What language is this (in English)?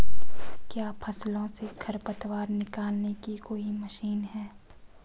Hindi